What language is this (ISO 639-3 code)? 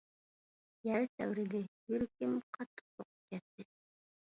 uig